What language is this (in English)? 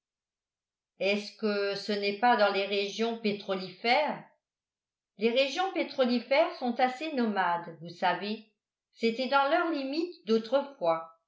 French